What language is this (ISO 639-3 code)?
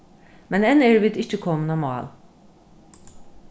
fao